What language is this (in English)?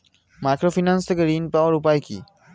Bangla